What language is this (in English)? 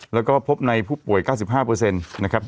Thai